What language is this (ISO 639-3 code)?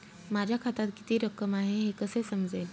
mar